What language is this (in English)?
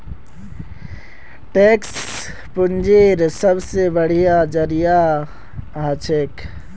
Magahi